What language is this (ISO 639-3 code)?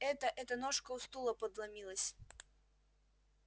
rus